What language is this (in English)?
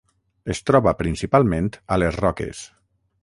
Catalan